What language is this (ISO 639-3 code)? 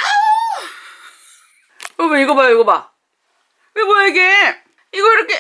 kor